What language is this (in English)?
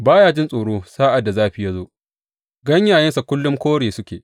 Hausa